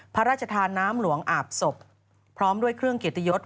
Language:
Thai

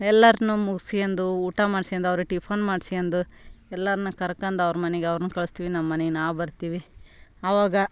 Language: Kannada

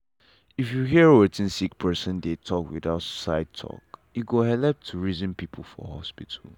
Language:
Nigerian Pidgin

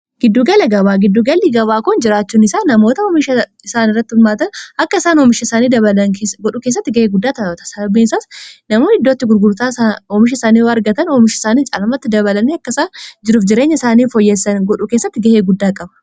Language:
Oromo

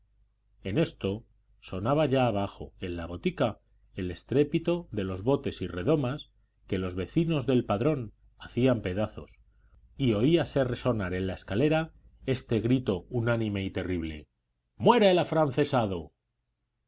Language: Spanish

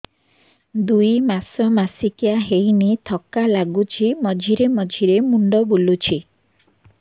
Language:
Odia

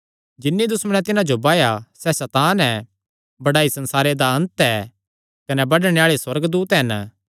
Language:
Kangri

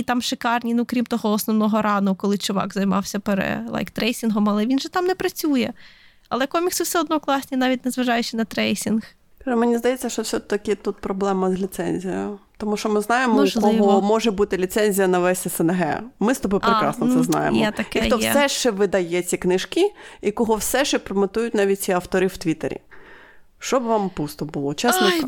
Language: Ukrainian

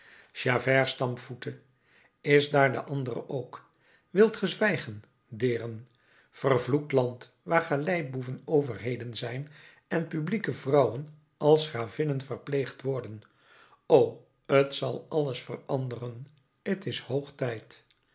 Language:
Dutch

